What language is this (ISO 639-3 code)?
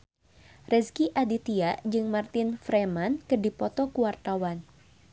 sun